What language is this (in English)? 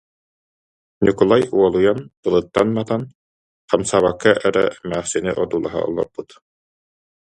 Yakut